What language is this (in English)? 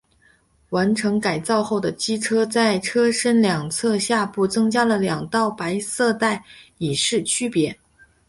Chinese